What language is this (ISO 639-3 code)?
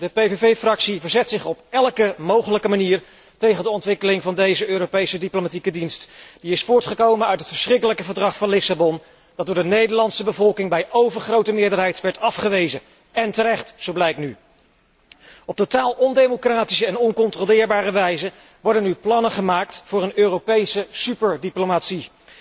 nld